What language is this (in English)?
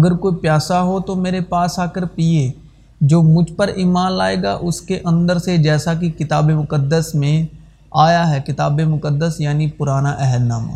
Urdu